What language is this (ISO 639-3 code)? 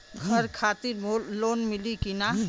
bho